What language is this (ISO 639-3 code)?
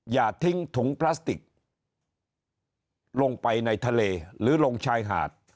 tha